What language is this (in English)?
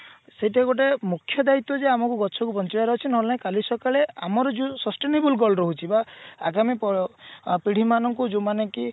Odia